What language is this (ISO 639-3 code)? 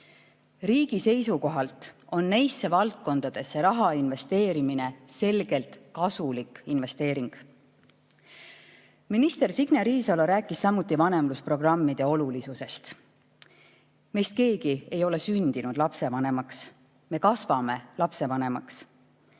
est